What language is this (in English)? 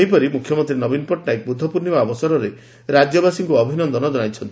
Odia